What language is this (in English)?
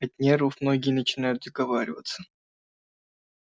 Russian